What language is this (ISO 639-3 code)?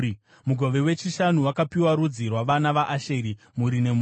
sna